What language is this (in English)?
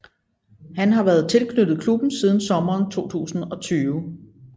Danish